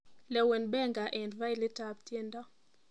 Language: Kalenjin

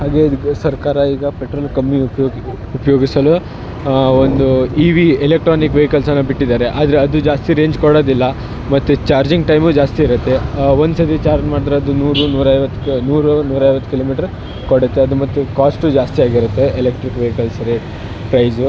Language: Kannada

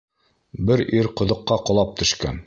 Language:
Bashkir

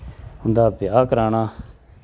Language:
Dogri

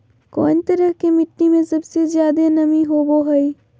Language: Magahi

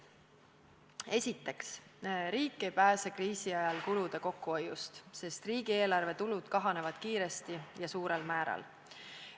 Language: Estonian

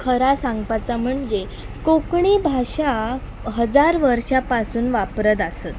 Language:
Konkani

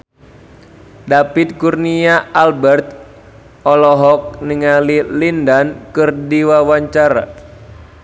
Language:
Sundanese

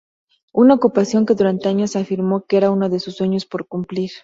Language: Spanish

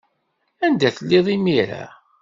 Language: Kabyle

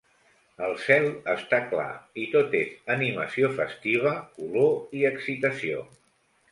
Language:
Catalan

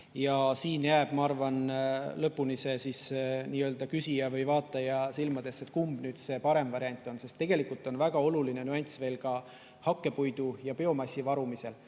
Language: Estonian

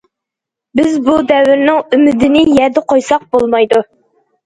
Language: Uyghur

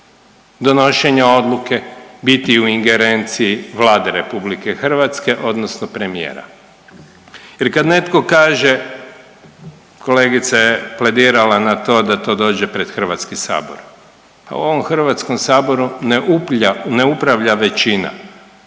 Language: Croatian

